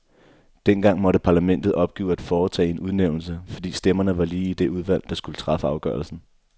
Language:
Danish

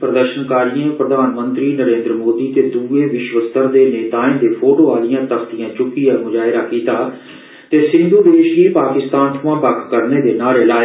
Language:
Dogri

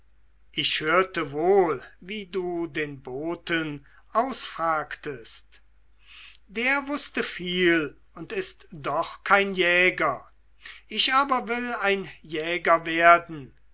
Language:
German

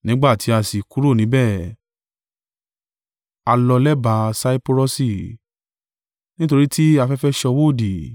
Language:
Yoruba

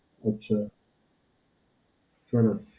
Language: Gujarati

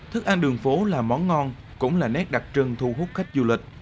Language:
Vietnamese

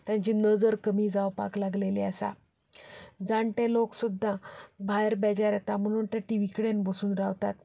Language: Konkani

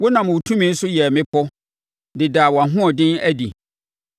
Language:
Akan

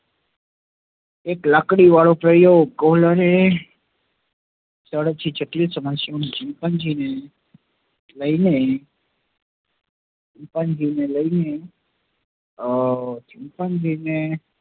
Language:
Gujarati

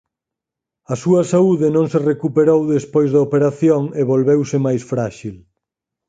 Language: Galician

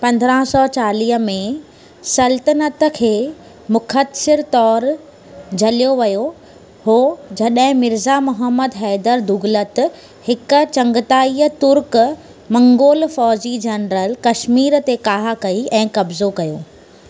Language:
Sindhi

